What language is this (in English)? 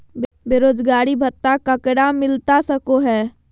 Magahi